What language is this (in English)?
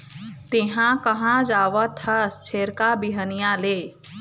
Chhattisgarhi